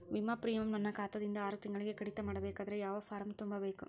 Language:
Kannada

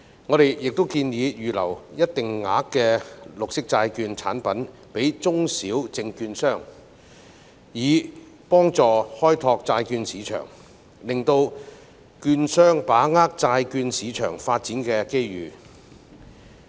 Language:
Cantonese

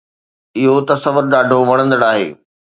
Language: Sindhi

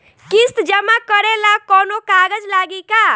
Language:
Bhojpuri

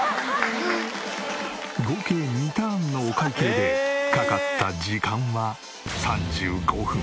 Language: Japanese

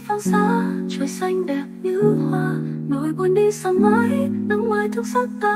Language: Vietnamese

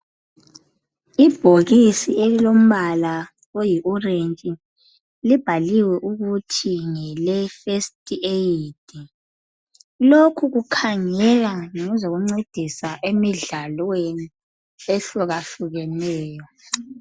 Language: North Ndebele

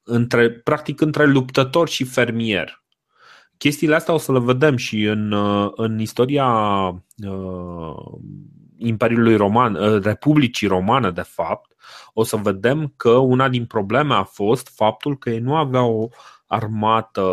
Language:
Romanian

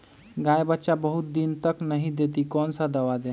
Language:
Magahi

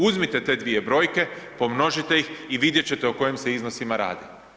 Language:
Croatian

